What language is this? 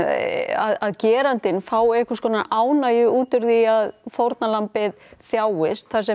Icelandic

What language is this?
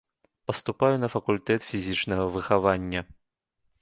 Belarusian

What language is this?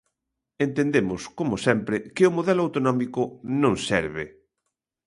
Galician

